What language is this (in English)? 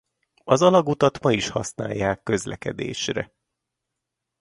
Hungarian